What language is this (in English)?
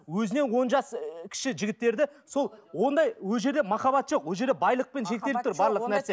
Kazakh